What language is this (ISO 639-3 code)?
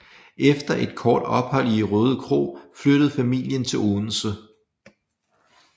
dan